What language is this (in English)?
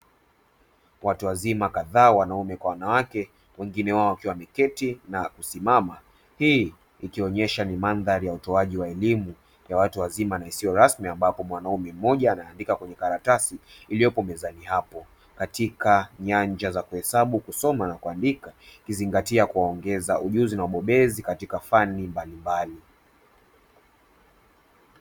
Swahili